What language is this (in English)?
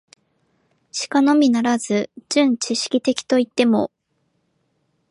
Japanese